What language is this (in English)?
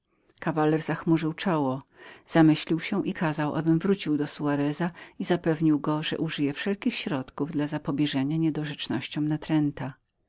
Polish